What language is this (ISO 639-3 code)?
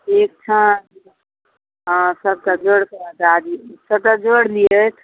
mai